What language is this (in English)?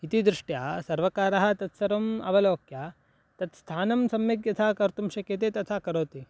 Sanskrit